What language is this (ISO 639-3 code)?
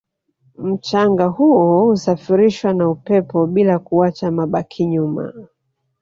swa